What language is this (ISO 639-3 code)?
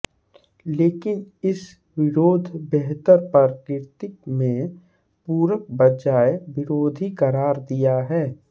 hin